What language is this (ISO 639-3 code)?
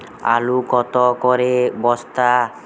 ben